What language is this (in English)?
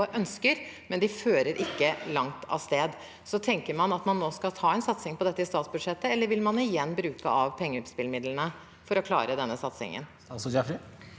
Norwegian